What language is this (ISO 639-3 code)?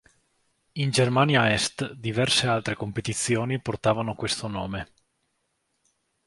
ita